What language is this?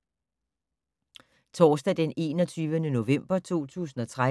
Danish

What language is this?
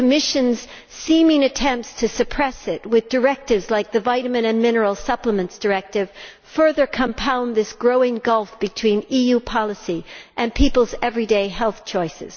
English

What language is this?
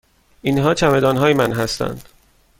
Persian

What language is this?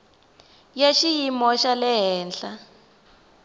Tsonga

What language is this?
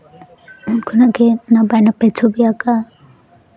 Santali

